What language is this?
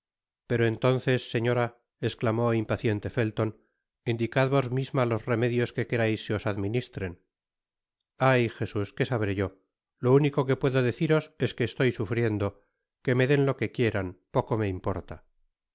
Spanish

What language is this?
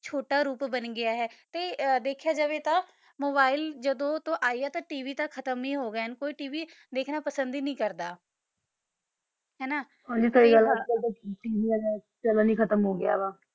Punjabi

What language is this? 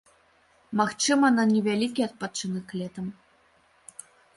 Belarusian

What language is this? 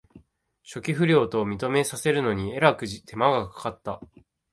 Japanese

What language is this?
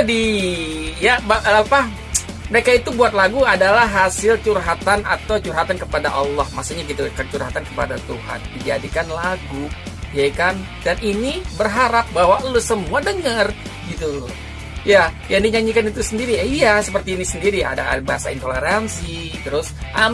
Indonesian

